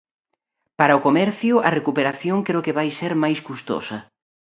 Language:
Galician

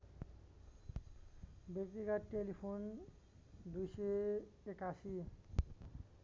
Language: Nepali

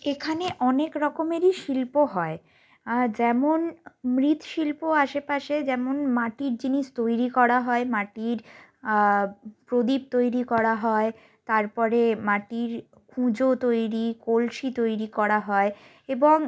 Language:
Bangla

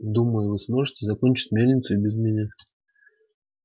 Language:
Russian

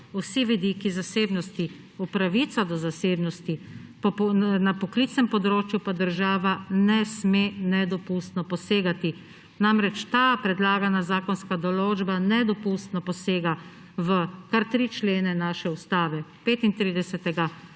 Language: Slovenian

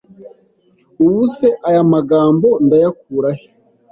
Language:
Kinyarwanda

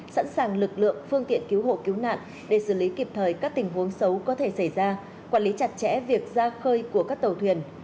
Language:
Vietnamese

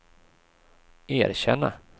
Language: Swedish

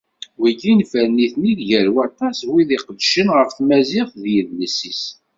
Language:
Kabyle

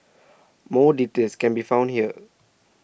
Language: English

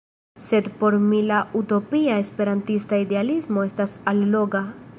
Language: Esperanto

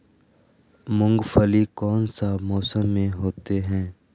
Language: Magahi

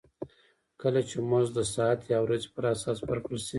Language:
Pashto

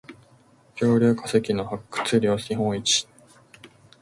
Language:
Japanese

